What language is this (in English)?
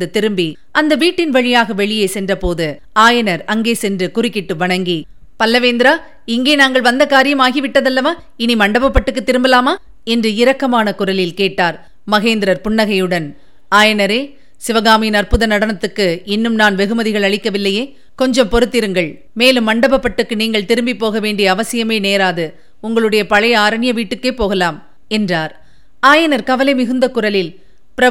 Tamil